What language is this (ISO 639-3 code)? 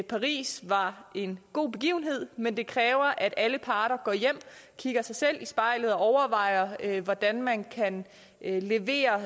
dan